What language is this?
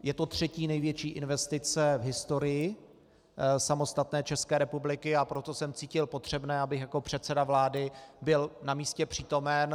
Czech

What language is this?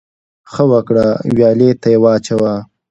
Pashto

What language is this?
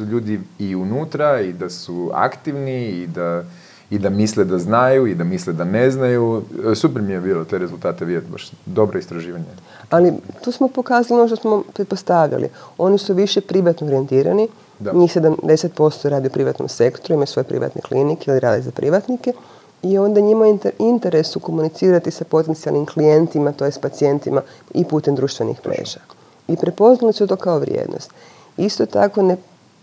Croatian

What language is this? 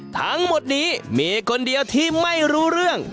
Thai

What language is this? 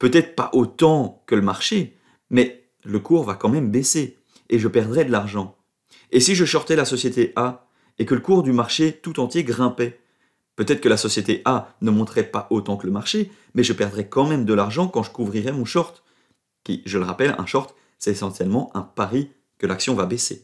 French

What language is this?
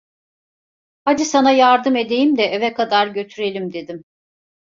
Turkish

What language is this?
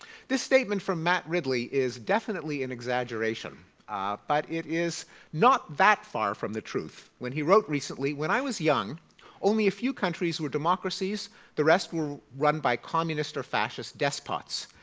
English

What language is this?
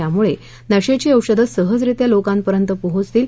Marathi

